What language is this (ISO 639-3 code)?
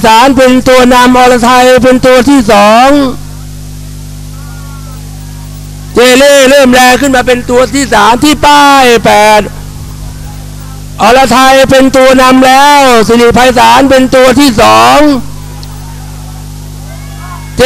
tha